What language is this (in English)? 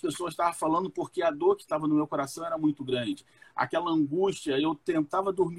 Portuguese